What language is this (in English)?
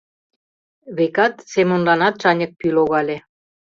Mari